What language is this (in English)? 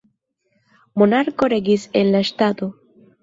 Esperanto